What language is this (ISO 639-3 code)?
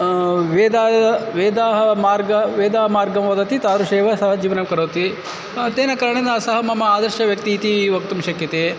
san